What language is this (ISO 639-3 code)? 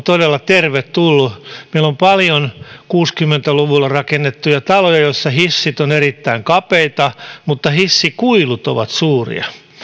fin